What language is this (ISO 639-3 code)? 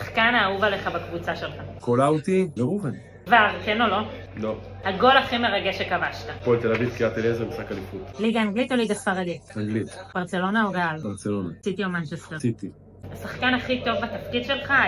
heb